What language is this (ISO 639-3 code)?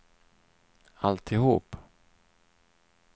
swe